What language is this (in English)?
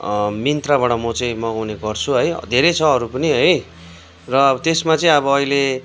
Nepali